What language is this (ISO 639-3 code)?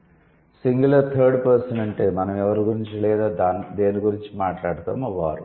tel